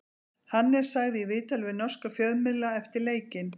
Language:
Icelandic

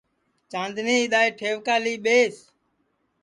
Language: Sansi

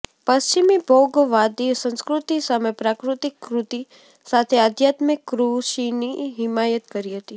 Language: Gujarati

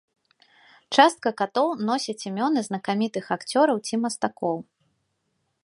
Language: Belarusian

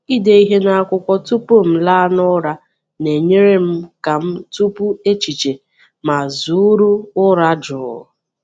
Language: Igbo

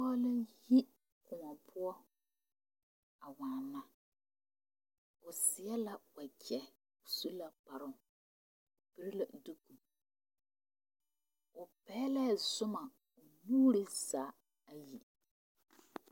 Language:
Southern Dagaare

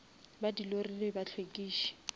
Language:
Northern Sotho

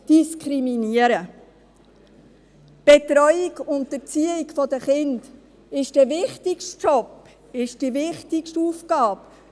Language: Swiss German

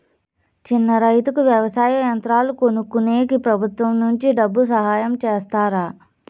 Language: Telugu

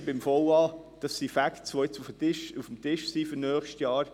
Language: Swiss German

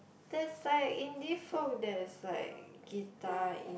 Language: English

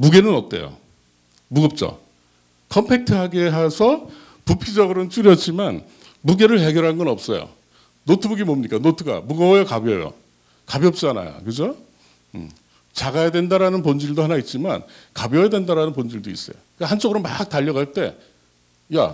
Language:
Korean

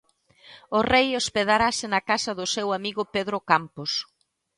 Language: Galician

